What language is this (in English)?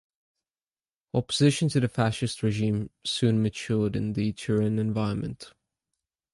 English